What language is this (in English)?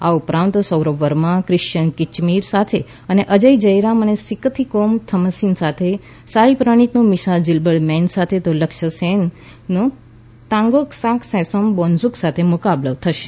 Gujarati